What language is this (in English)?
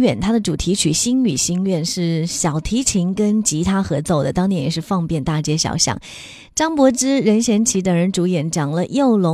Chinese